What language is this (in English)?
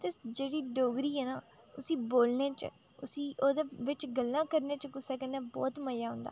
Dogri